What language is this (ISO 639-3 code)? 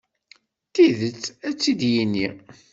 kab